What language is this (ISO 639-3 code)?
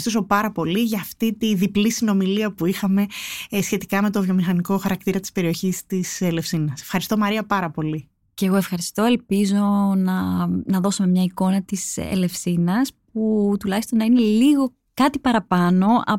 ell